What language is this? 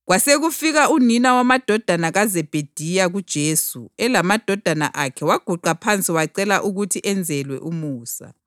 North Ndebele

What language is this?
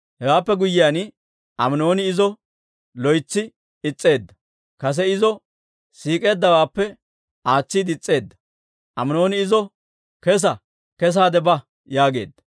Dawro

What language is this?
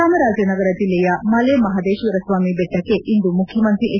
Kannada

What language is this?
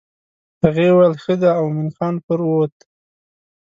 Pashto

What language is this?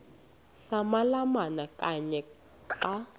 Xhosa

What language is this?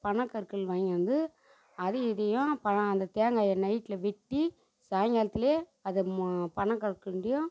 Tamil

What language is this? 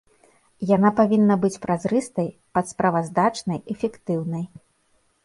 Belarusian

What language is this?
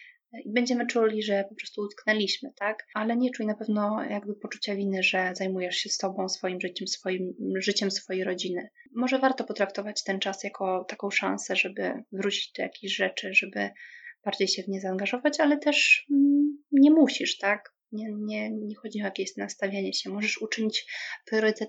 Polish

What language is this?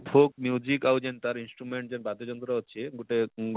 Odia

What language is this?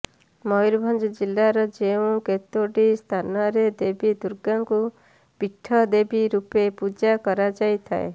Odia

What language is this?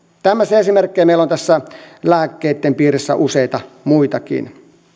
Finnish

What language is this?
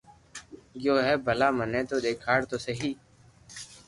Loarki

